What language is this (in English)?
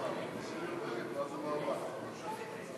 Hebrew